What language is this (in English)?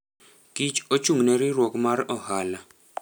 Luo (Kenya and Tanzania)